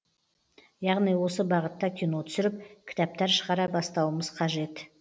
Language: Kazakh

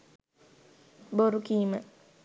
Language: Sinhala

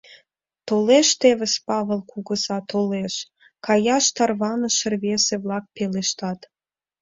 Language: Mari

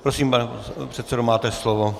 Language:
Czech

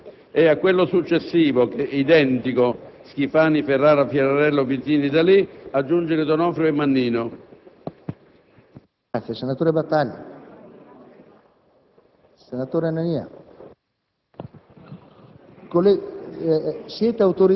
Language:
Italian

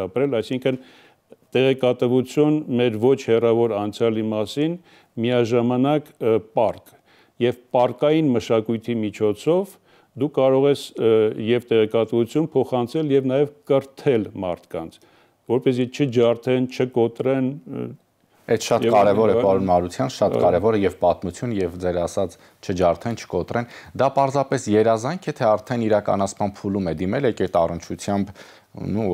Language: Romanian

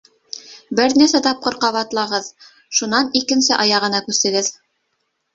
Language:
Bashkir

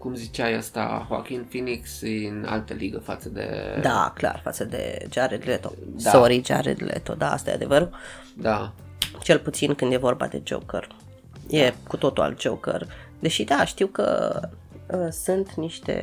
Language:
Romanian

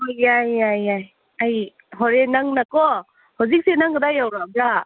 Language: Manipuri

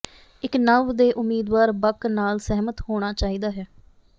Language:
Punjabi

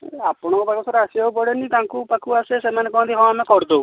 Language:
Odia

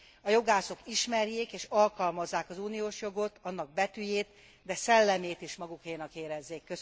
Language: Hungarian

